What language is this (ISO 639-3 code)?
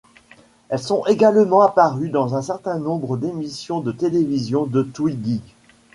fra